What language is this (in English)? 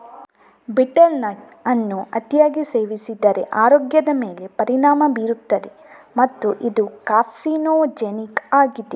Kannada